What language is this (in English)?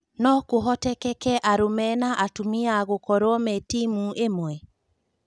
Kikuyu